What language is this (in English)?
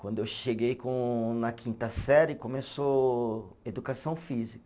Portuguese